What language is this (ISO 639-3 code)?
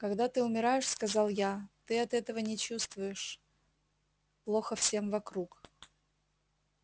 rus